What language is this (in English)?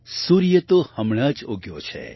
Gujarati